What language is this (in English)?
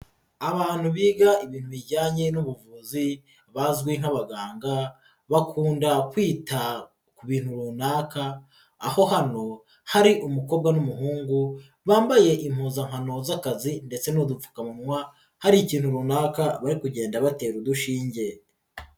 Kinyarwanda